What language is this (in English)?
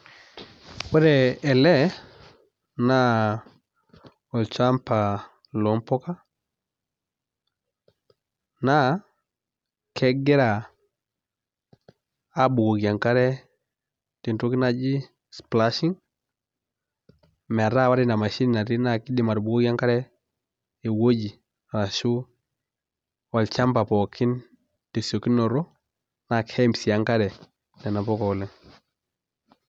Masai